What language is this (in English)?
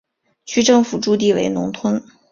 Chinese